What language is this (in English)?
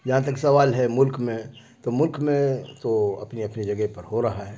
Urdu